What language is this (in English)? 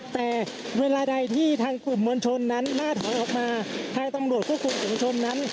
Thai